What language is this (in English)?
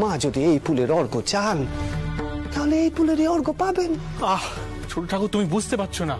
Romanian